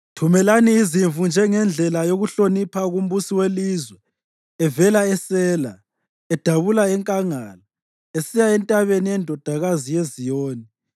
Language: North Ndebele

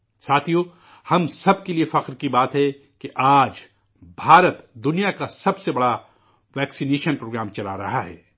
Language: Urdu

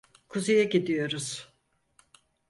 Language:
Turkish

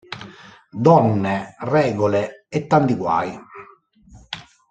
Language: Italian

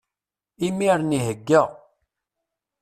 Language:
Kabyle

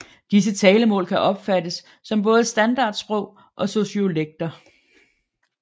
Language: Danish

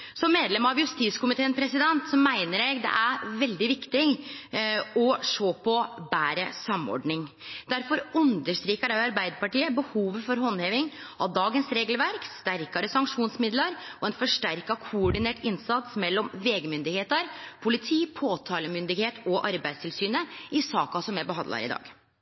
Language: Norwegian Nynorsk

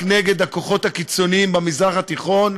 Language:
Hebrew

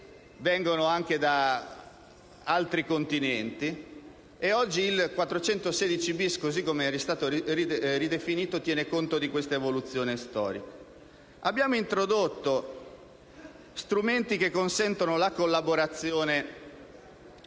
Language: Italian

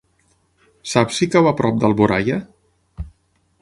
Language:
Catalan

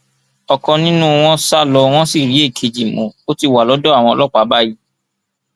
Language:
Yoruba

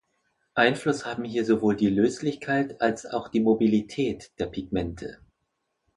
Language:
German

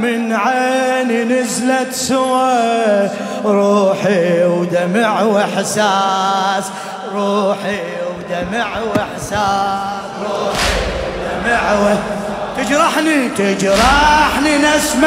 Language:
Arabic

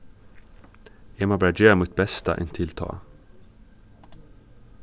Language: Faroese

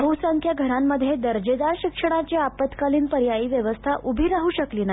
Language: Marathi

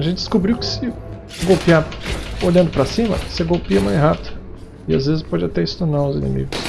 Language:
Portuguese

